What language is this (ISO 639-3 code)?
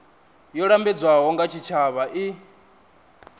ven